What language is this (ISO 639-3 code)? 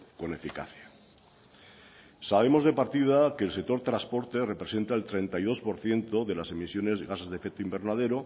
spa